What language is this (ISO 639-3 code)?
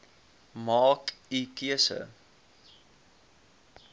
afr